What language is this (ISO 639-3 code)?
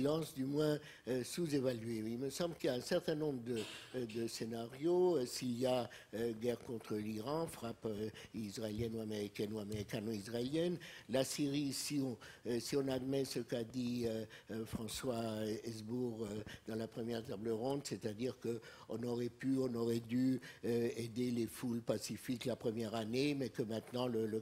fra